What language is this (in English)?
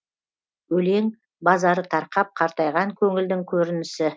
Kazakh